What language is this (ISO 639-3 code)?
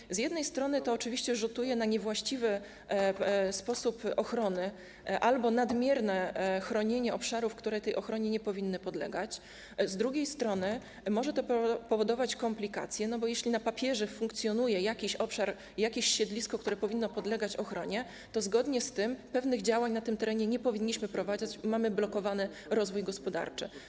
pol